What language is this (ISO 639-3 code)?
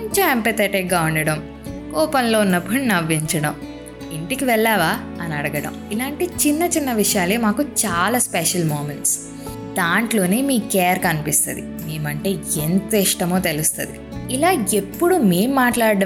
tel